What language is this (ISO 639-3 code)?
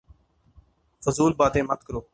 urd